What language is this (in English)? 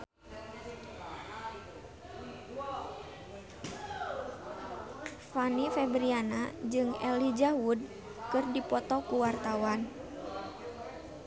Sundanese